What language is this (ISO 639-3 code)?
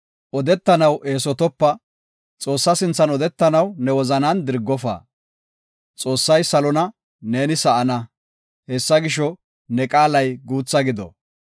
gof